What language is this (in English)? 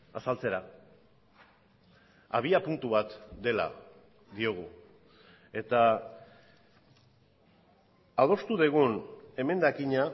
Basque